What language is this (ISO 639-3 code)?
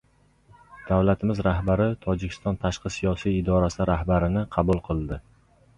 uzb